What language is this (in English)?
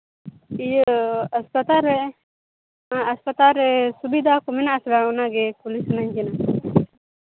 Santali